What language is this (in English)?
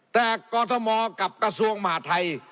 Thai